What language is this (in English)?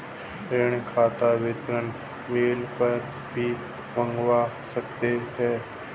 Hindi